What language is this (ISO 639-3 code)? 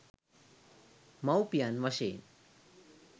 sin